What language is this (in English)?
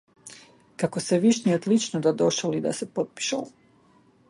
Macedonian